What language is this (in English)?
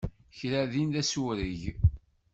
Kabyle